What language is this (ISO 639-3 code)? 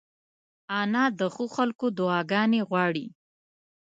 pus